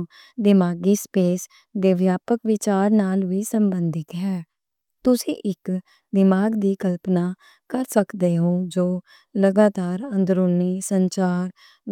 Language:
Western Panjabi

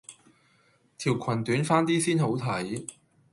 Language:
Cantonese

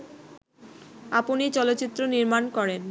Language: Bangla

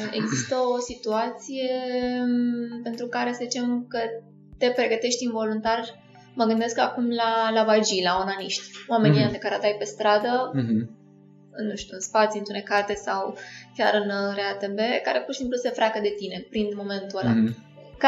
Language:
Romanian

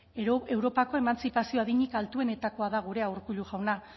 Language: Basque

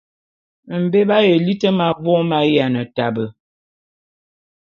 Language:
Bulu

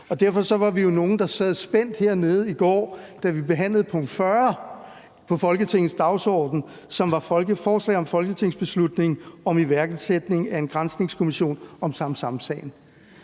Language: Danish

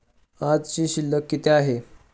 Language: Marathi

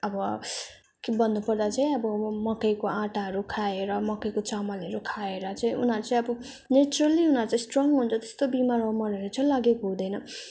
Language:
Nepali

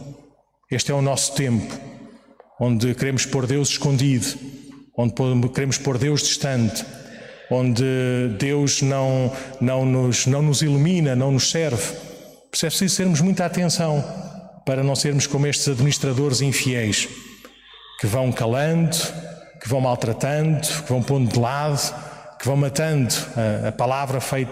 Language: Portuguese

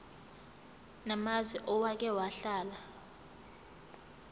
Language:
Zulu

